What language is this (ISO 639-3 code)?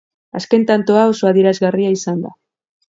eus